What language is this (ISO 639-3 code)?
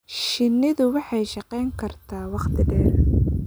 som